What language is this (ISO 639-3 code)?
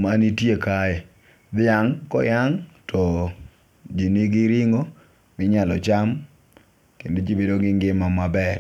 luo